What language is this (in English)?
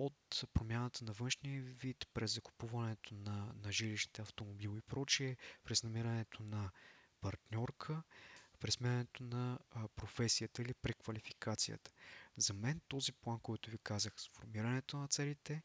Bulgarian